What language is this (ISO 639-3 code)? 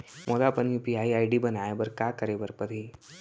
hne